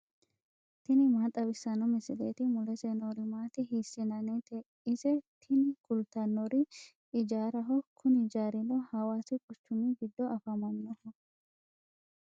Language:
Sidamo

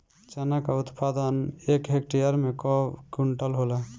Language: Bhojpuri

